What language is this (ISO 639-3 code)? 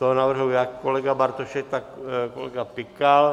ces